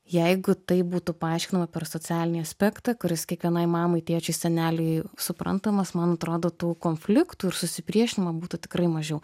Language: Lithuanian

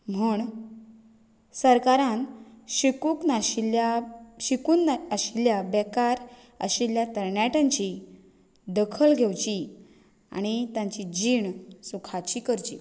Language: Konkani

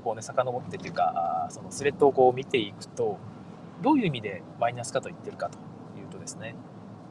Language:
Japanese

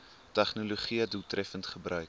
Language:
Afrikaans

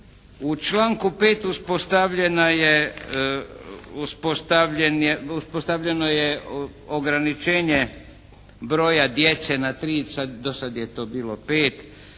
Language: Croatian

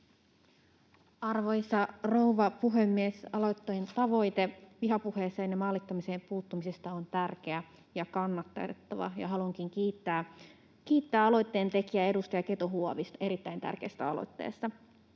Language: Finnish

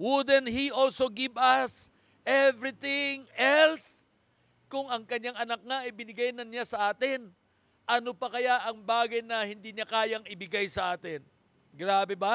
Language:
Filipino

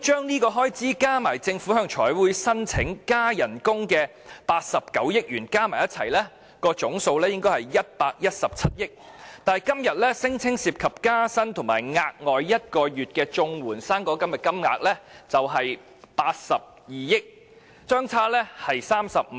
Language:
Cantonese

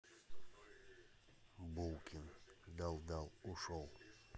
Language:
Russian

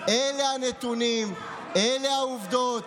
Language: Hebrew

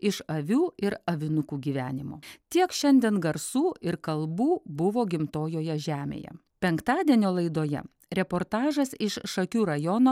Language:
Lithuanian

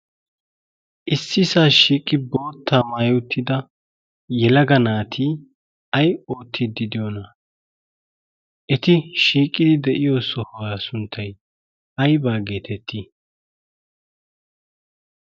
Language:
Wolaytta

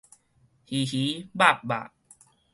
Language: Min Nan Chinese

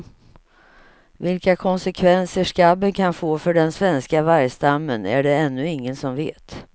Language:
Swedish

